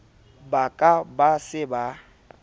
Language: Southern Sotho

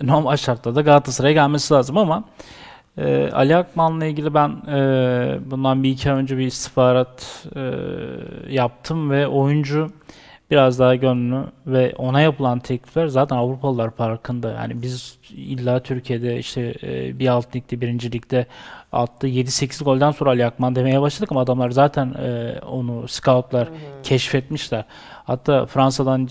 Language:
Turkish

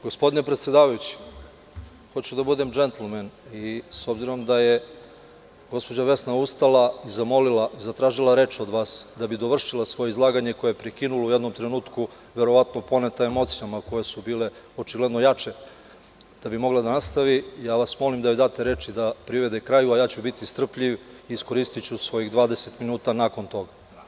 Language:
Serbian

